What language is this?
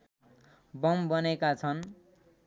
Nepali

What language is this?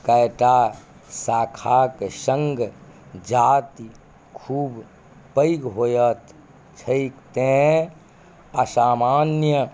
Maithili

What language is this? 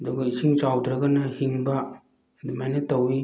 Manipuri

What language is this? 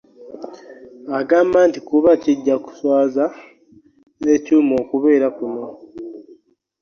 Ganda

